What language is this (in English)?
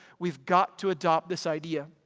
English